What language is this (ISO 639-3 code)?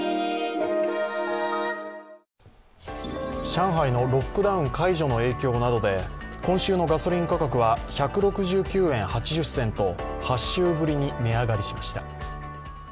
jpn